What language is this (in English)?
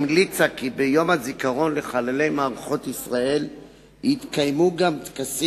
Hebrew